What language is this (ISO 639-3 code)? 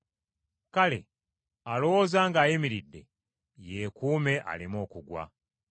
lug